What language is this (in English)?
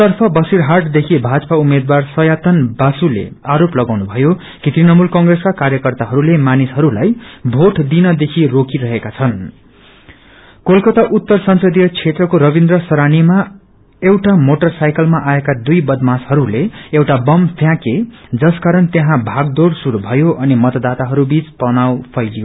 Nepali